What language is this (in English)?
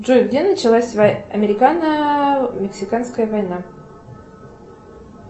Russian